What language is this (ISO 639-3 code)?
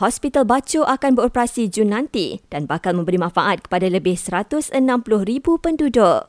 msa